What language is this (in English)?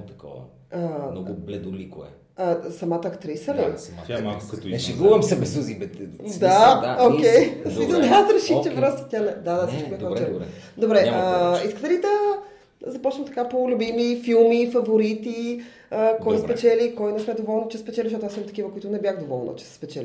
Bulgarian